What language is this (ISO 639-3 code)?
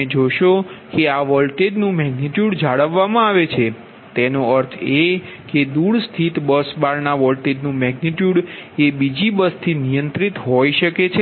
guj